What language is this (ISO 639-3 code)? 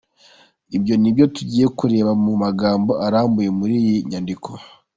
kin